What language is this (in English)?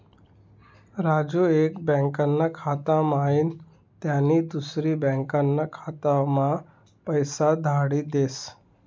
Marathi